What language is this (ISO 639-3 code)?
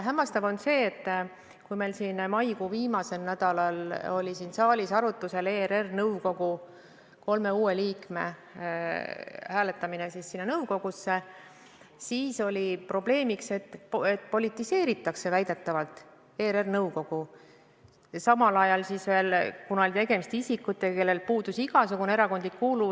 est